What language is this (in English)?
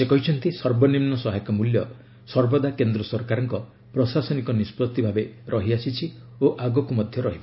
Odia